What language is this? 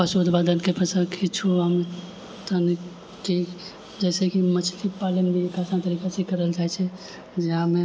Maithili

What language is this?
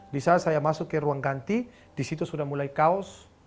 Indonesian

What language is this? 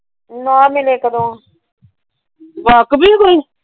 Punjabi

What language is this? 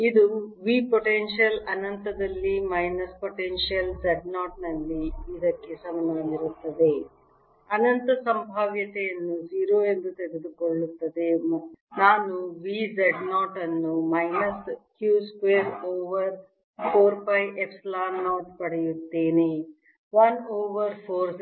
Kannada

